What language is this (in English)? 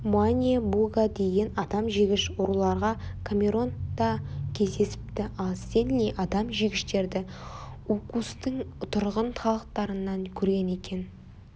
Kazakh